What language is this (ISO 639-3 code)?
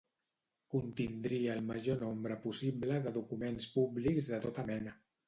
cat